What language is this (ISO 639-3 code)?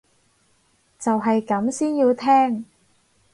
yue